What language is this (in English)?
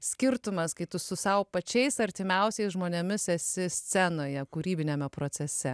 Lithuanian